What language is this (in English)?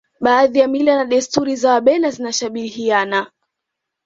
Swahili